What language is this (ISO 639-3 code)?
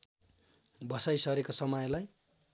nep